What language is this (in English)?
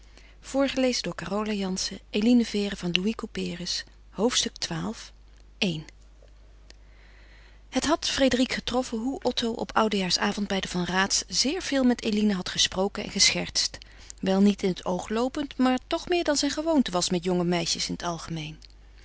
Dutch